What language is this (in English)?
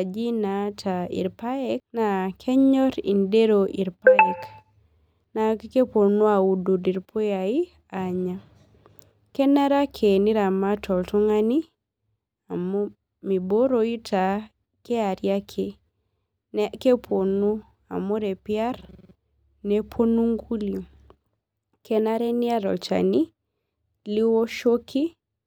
Masai